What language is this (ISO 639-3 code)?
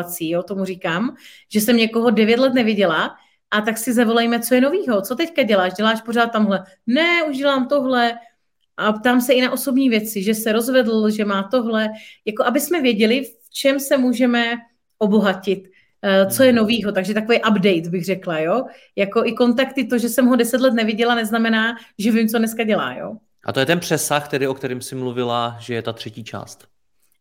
ces